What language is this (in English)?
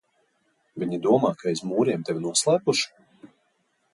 Latvian